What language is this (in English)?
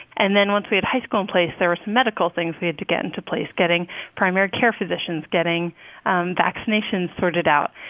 English